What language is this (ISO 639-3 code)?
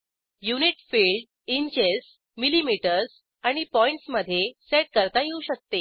mar